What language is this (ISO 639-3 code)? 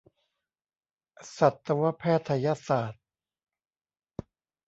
tha